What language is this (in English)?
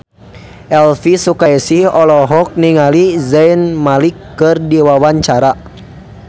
Sundanese